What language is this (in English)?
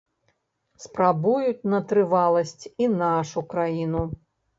Belarusian